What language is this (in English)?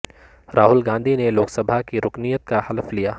Urdu